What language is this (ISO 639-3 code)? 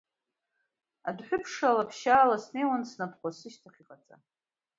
abk